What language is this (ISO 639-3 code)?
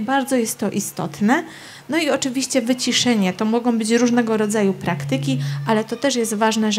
pol